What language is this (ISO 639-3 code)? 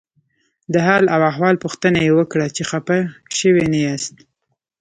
pus